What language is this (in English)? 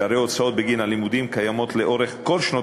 Hebrew